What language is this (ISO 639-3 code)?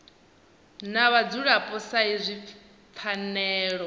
ven